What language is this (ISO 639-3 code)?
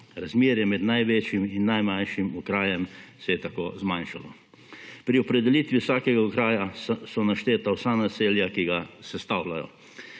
slv